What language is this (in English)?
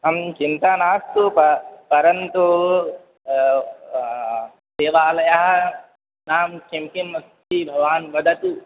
Sanskrit